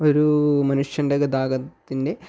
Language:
Malayalam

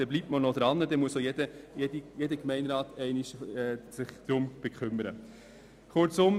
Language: Swiss German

